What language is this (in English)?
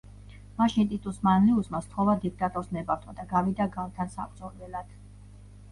Georgian